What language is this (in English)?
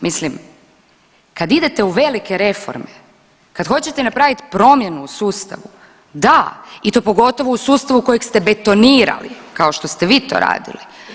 Croatian